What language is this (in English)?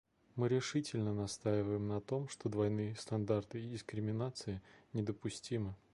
Russian